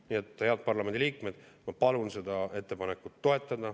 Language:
Estonian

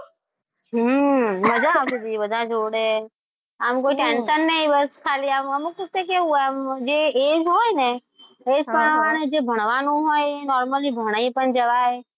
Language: Gujarati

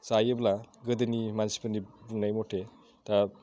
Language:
Bodo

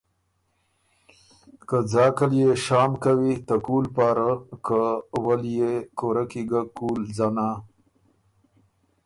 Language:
Ormuri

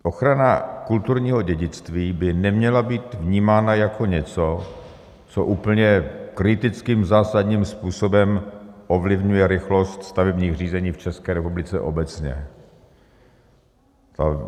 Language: Czech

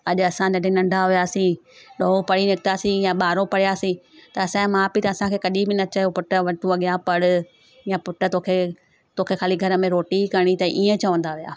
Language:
Sindhi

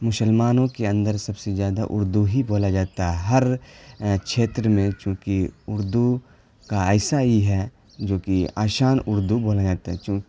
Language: Urdu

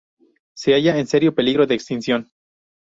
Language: Spanish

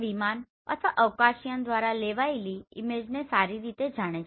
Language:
Gujarati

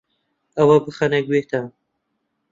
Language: Central Kurdish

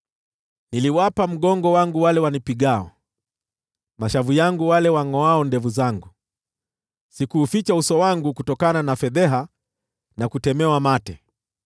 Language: Swahili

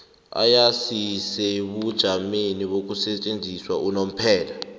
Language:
South Ndebele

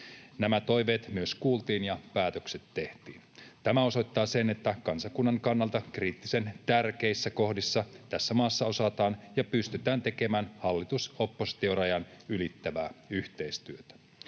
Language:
Finnish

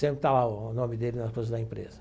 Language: Portuguese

